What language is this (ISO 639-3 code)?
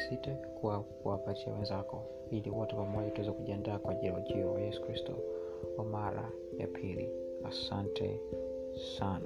swa